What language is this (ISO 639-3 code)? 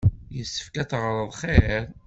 kab